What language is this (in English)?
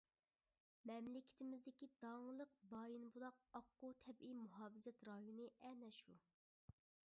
Uyghur